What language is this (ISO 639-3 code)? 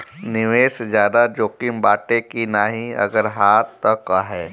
bho